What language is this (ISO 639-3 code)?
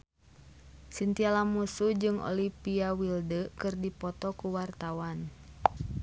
sun